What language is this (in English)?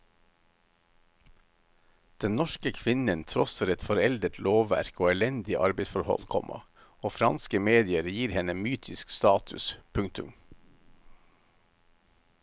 Norwegian